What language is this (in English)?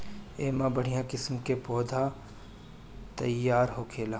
Bhojpuri